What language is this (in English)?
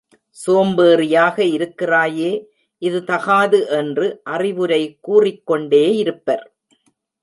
Tamil